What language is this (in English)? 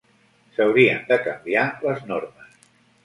Catalan